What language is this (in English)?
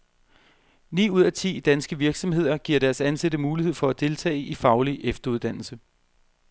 Danish